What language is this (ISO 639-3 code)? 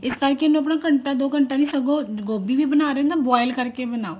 pan